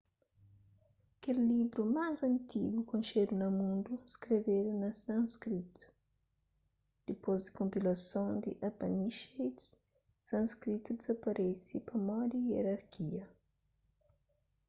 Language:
Kabuverdianu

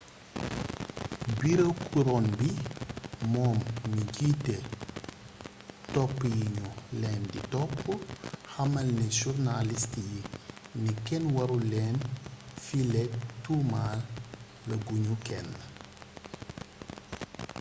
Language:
Wolof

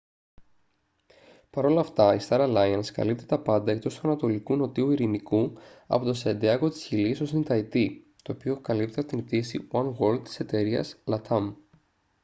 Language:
Greek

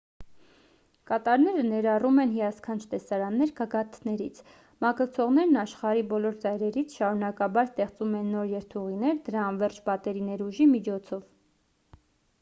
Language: Armenian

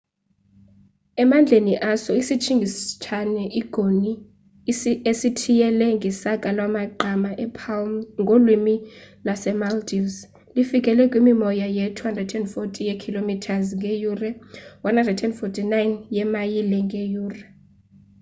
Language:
Xhosa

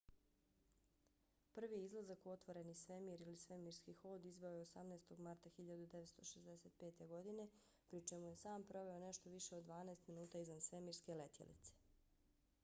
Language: Bosnian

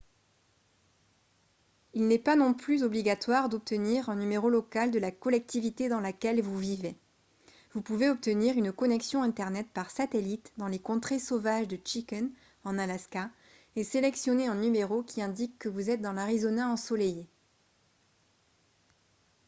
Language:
French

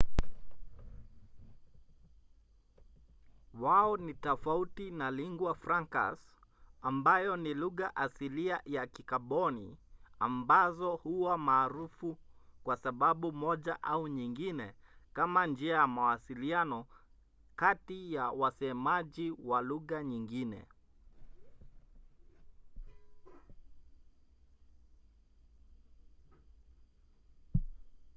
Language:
Swahili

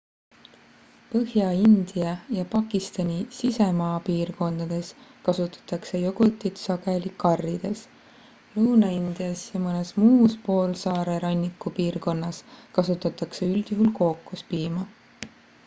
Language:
Estonian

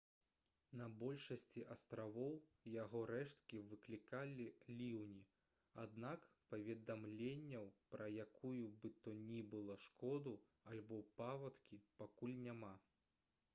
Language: Belarusian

